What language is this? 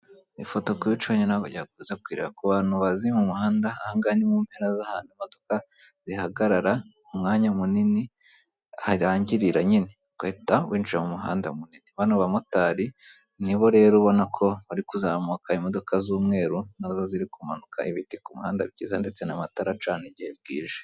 Kinyarwanda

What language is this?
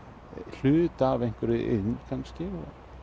Icelandic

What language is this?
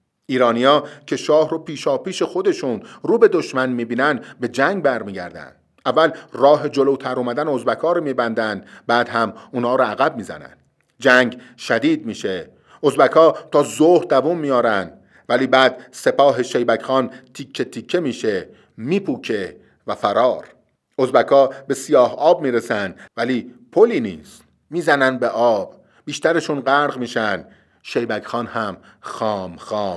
Persian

